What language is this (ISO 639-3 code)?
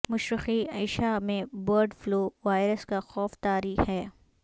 urd